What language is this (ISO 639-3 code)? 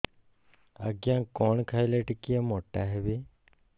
ori